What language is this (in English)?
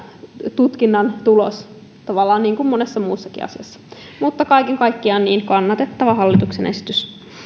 Finnish